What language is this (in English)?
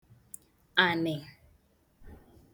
Igbo